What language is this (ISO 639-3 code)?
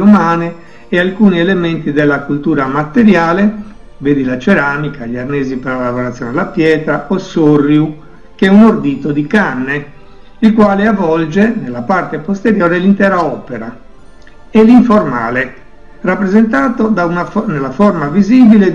ita